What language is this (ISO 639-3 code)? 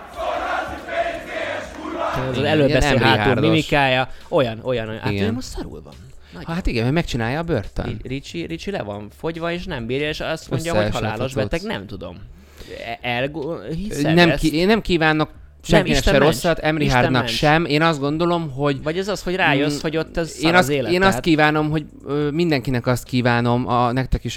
hun